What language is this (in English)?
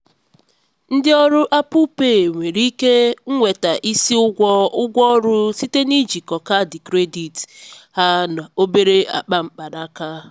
Igbo